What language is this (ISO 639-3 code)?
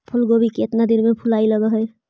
mag